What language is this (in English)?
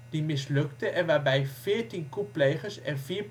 Dutch